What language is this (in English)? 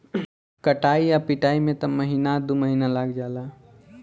Bhojpuri